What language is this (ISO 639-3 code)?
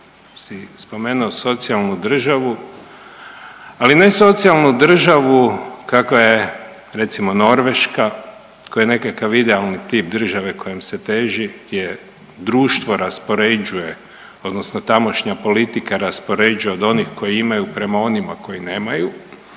hrv